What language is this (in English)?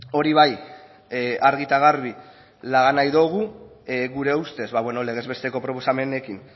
Basque